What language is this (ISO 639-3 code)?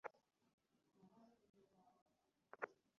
ben